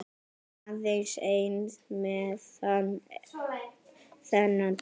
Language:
Icelandic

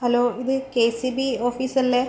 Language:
Malayalam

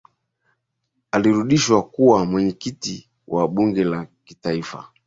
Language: Swahili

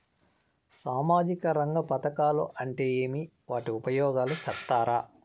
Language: Telugu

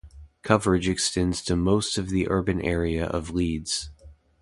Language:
English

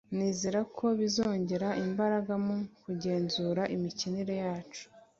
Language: Kinyarwanda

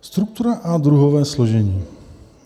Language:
Czech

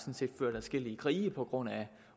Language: Danish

